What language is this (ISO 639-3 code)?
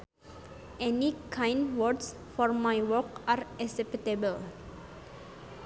sun